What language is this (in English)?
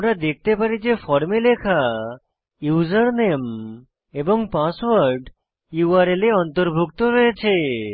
Bangla